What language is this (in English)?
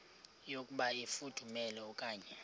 Xhosa